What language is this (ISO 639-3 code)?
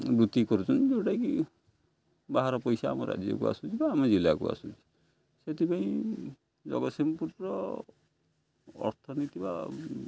ori